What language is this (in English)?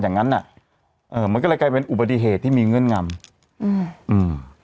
Thai